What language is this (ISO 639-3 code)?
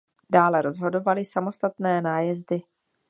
ces